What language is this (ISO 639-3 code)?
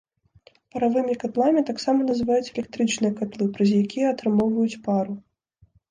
bel